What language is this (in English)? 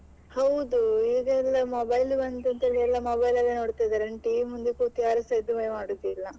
Kannada